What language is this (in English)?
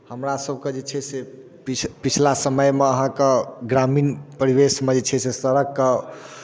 Maithili